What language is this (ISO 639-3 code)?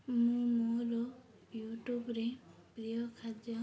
ori